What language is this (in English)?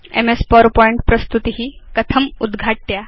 Sanskrit